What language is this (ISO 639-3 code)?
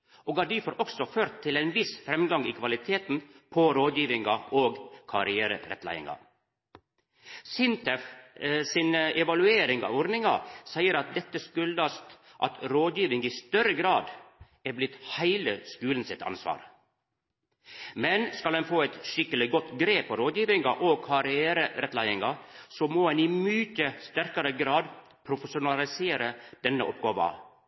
nno